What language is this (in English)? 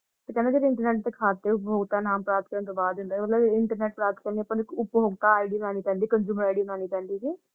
Punjabi